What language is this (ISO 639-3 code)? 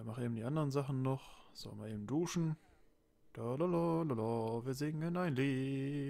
deu